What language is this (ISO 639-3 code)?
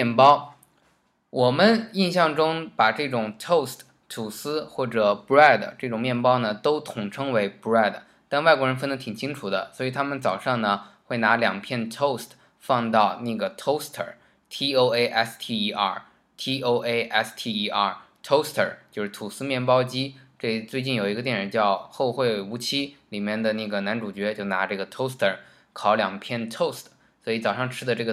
zho